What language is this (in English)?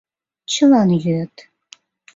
Mari